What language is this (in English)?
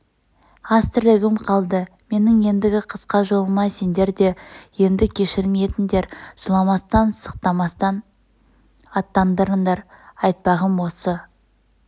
Kazakh